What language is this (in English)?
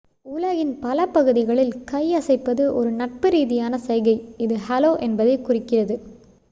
Tamil